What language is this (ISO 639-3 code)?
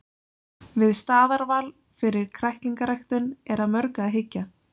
isl